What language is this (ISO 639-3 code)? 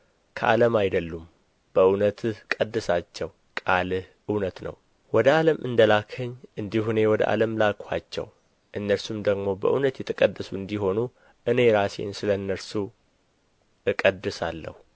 amh